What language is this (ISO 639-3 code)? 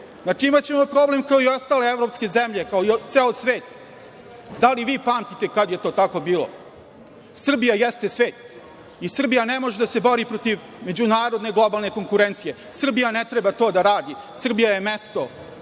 srp